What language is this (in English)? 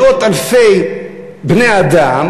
Hebrew